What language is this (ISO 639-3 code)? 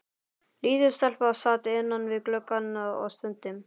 isl